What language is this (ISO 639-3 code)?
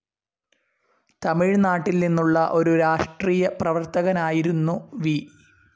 mal